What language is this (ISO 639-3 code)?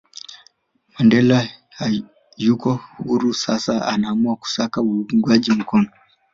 swa